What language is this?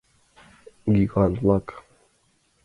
Mari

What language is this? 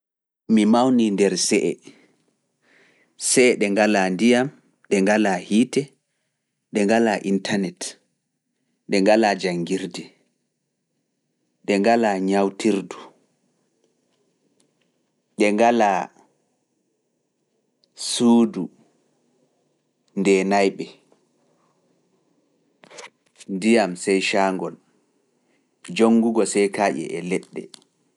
Fula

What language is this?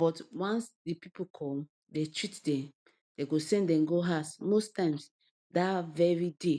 Nigerian Pidgin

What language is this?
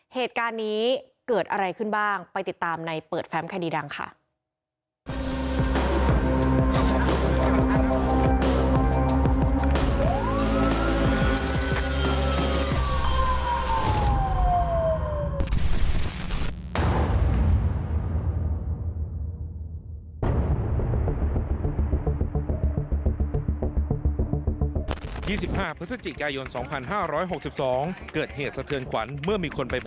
Thai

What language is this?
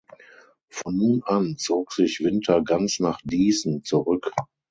German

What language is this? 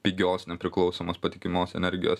Lithuanian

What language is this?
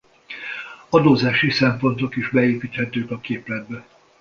Hungarian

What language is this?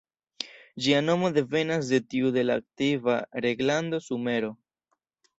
Esperanto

